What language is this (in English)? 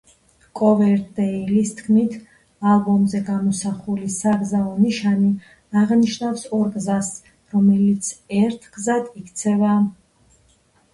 Georgian